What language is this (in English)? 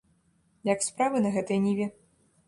Belarusian